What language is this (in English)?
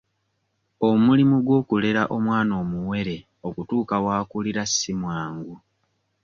Ganda